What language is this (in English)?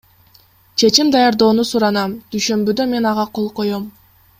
Kyrgyz